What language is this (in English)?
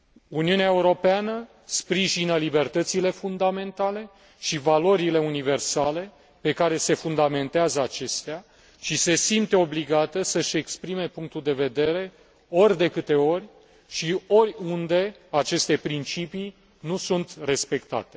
Romanian